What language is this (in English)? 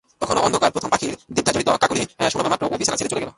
Bangla